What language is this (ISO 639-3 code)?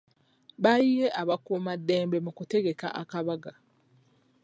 lug